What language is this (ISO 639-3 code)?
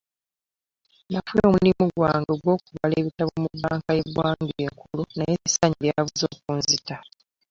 lug